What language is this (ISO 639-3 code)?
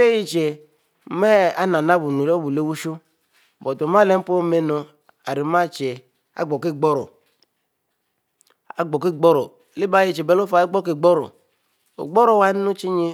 mfo